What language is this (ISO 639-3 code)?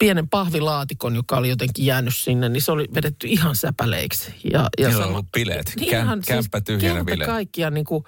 fin